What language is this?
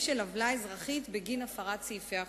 Hebrew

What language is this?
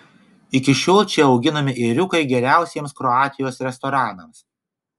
Lithuanian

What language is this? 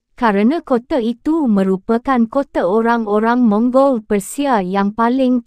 Malay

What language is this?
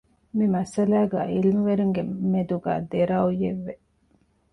Divehi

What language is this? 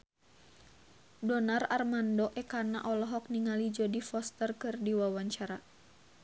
Sundanese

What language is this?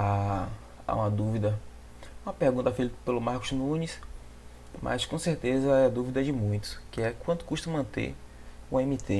Portuguese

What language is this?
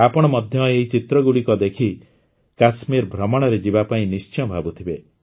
Odia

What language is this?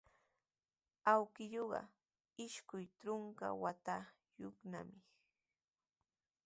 Sihuas Ancash Quechua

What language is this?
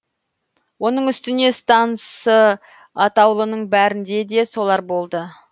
Kazakh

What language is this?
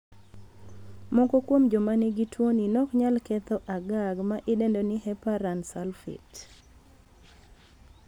Luo (Kenya and Tanzania)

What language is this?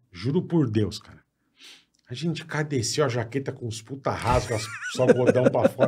Portuguese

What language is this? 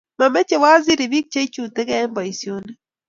Kalenjin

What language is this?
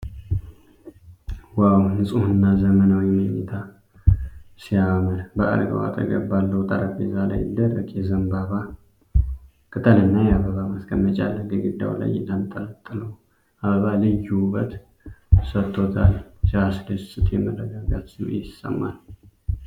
Amharic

